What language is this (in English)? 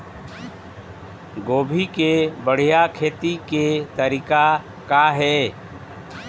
Chhattisgarhi